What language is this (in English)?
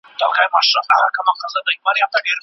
Pashto